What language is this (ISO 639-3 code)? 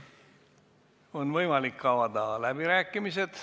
est